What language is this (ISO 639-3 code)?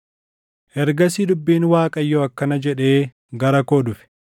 orm